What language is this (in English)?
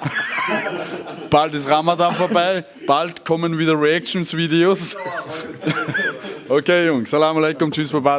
German